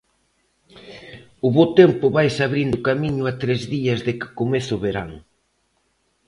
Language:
Galician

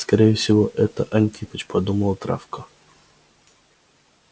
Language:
Russian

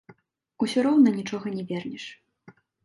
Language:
Belarusian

